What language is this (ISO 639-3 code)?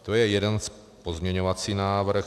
ces